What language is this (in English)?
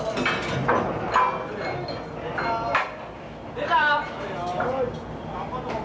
Japanese